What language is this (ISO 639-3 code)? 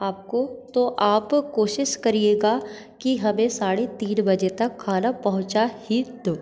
hin